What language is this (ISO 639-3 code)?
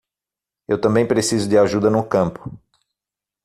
por